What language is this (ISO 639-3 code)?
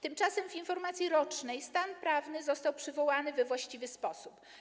pol